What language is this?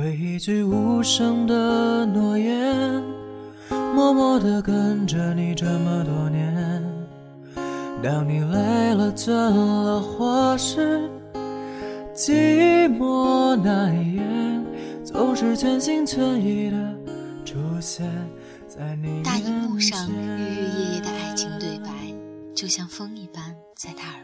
Chinese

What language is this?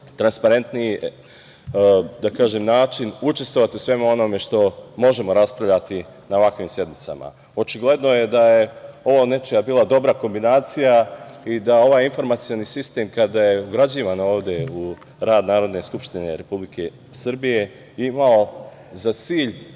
Serbian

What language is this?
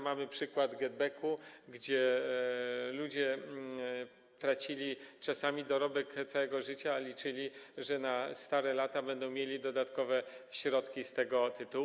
Polish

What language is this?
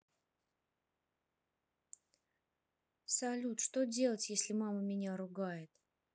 Russian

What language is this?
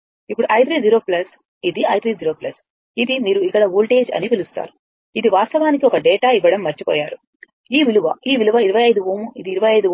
Telugu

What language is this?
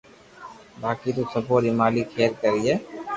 Loarki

